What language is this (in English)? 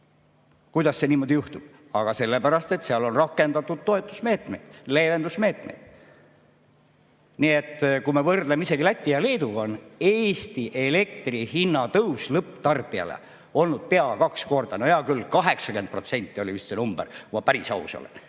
Estonian